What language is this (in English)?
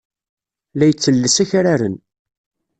Kabyle